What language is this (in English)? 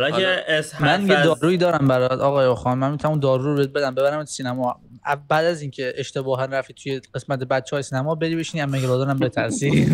Persian